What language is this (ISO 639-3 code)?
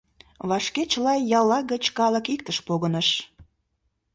chm